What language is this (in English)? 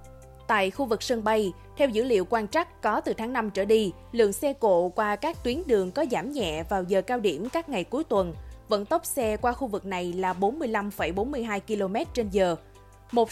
Vietnamese